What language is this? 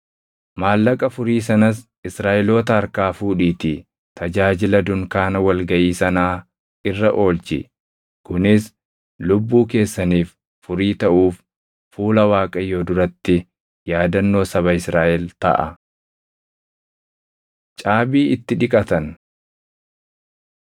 Oromo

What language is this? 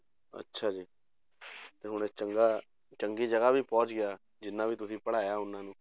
Punjabi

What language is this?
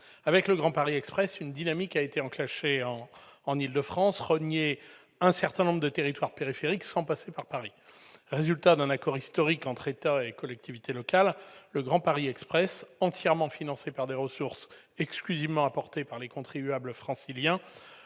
French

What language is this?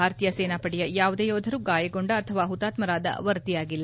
Kannada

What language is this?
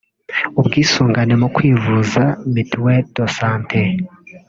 Kinyarwanda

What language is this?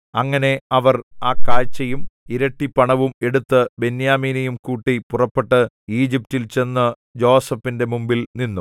Malayalam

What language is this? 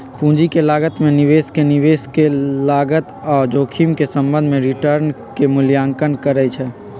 Magahi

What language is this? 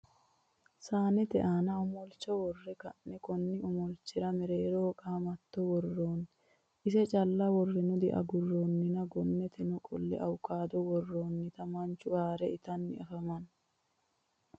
Sidamo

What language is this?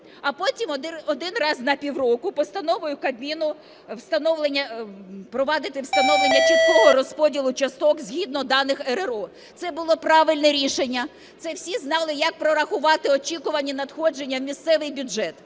Ukrainian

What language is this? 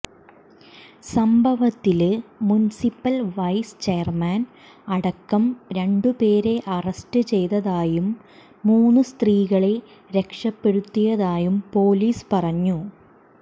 Malayalam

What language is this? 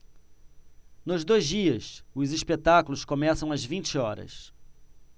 Portuguese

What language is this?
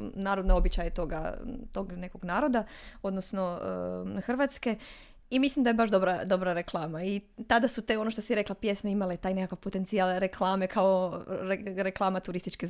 Croatian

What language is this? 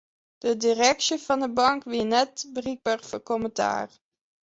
Western Frisian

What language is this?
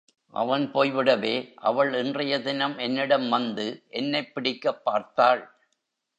Tamil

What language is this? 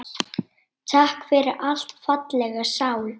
Icelandic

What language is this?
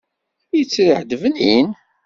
Kabyle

